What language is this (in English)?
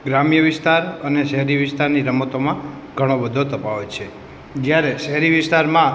Gujarati